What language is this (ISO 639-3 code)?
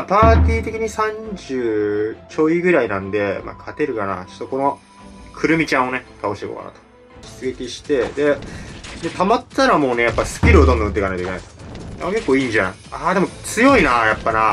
jpn